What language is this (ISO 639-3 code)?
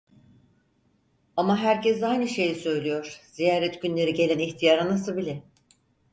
tur